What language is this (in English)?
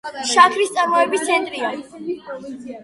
Georgian